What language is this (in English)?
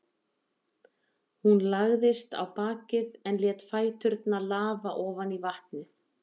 Icelandic